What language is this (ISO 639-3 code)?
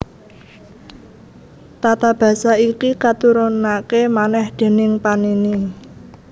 jav